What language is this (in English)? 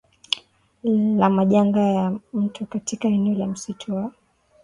Swahili